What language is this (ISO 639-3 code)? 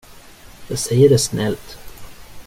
swe